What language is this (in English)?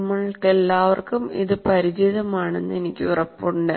Malayalam